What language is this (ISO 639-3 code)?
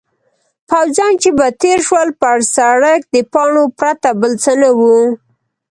pus